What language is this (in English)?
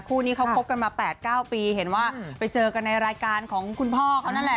Thai